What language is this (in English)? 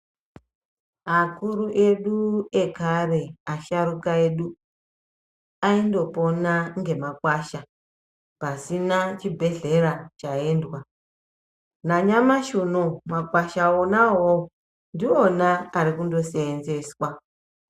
Ndau